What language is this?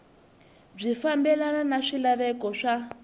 Tsonga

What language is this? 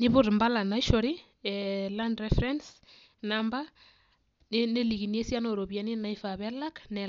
Masai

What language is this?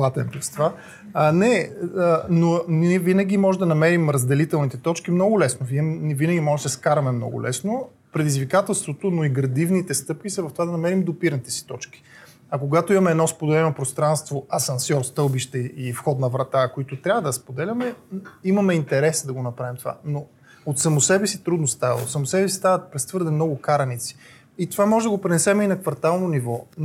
Bulgarian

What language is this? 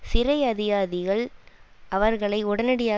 Tamil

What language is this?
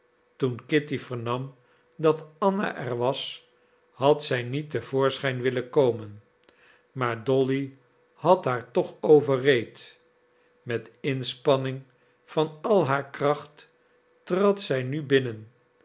Dutch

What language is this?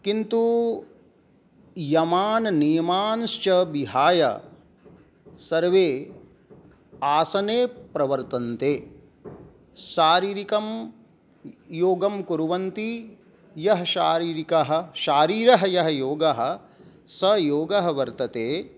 Sanskrit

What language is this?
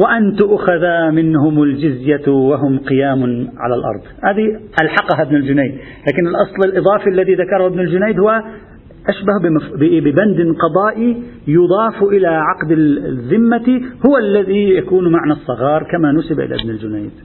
Arabic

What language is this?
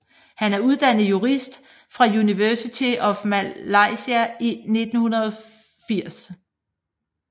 Danish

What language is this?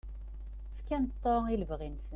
Kabyle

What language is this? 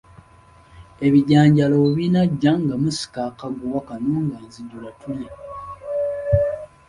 Ganda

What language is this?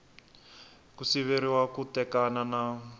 Tsonga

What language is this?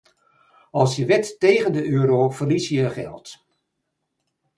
Dutch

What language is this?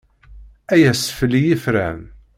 Kabyle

